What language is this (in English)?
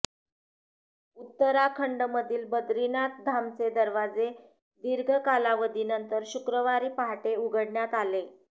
Marathi